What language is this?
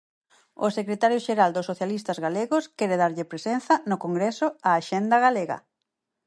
Galician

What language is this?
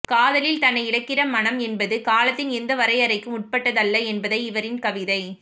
Tamil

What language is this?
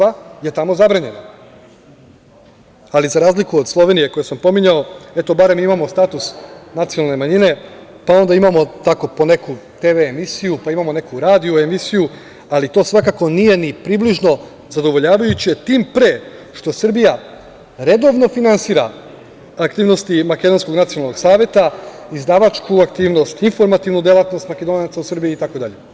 Serbian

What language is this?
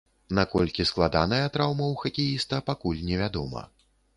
Belarusian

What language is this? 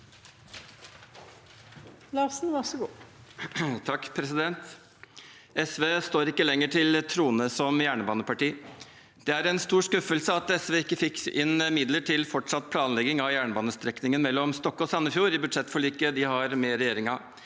Norwegian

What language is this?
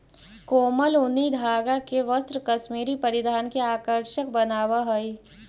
Magahi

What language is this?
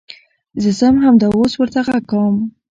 Pashto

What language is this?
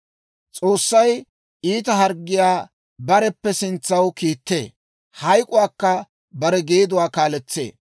Dawro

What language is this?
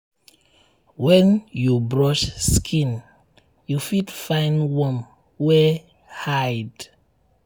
Nigerian Pidgin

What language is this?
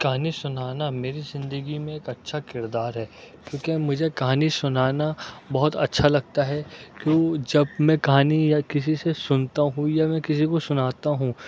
Urdu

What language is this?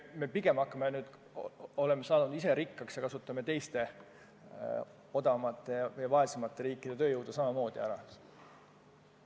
Estonian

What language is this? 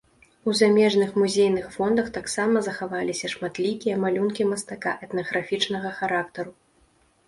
Belarusian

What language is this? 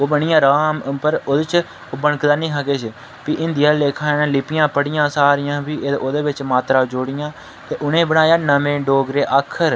Dogri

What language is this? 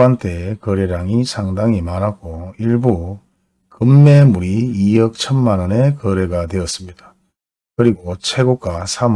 Korean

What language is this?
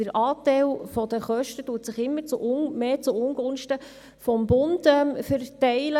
Swiss German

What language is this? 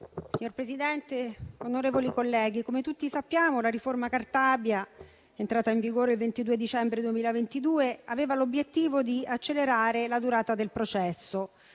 Italian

